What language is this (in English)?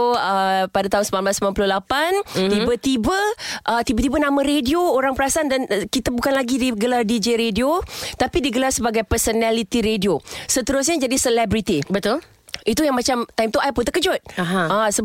Malay